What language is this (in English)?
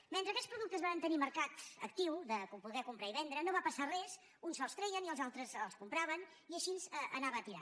Catalan